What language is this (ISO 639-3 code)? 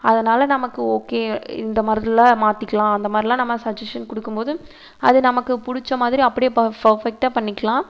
tam